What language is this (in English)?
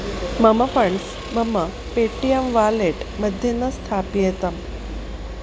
Sanskrit